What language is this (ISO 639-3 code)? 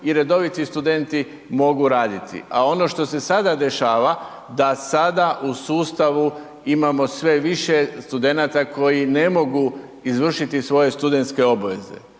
hrv